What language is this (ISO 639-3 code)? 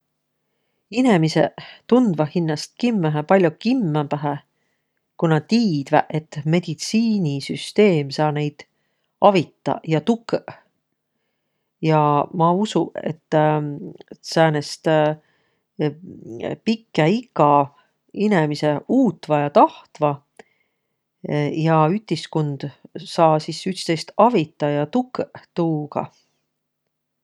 vro